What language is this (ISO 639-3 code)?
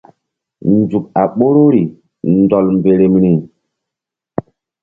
mdd